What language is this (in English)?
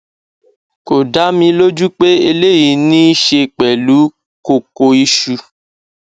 Yoruba